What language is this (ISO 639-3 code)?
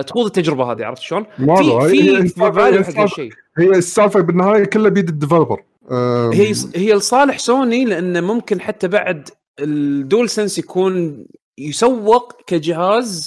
ara